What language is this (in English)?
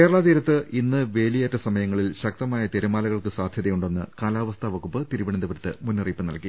Malayalam